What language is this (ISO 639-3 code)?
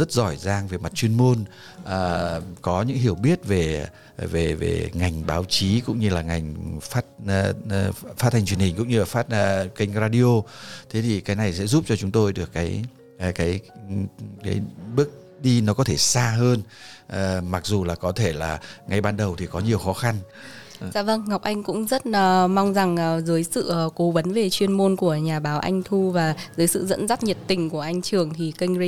vie